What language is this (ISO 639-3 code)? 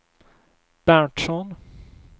swe